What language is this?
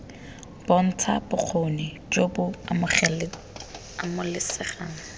Tswana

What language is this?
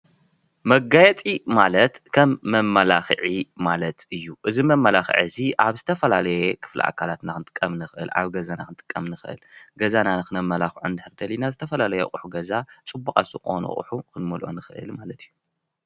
Tigrinya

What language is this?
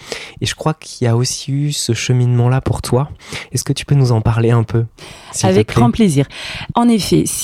French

